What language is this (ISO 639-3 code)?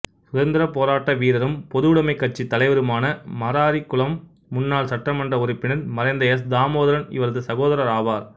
tam